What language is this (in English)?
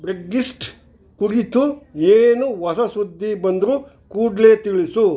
Kannada